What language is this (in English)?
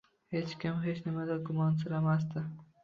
Uzbek